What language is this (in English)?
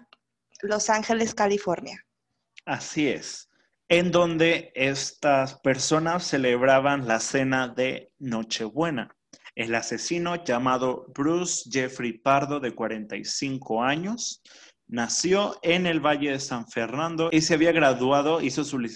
Spanish